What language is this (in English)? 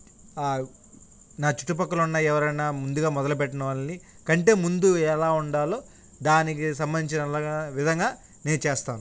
Telugu